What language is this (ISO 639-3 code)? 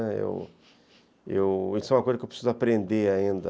por